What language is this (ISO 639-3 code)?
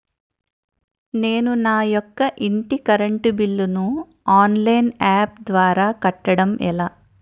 tel